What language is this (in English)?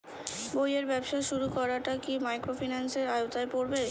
Bangla